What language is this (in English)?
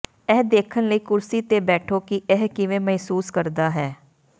Punjabi